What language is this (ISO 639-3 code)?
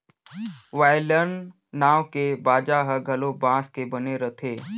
hne